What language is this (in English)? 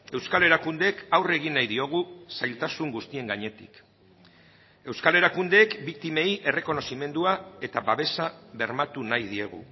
Basque